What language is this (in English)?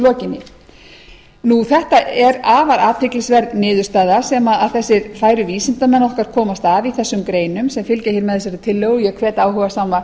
Icelandic